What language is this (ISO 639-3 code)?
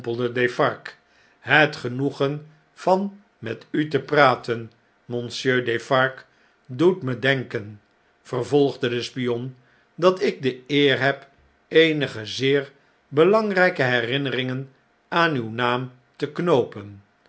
nld